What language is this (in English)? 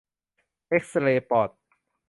Thai